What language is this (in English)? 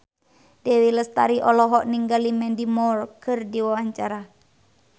Sundanese